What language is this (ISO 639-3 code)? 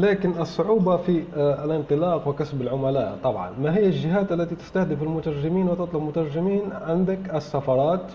ara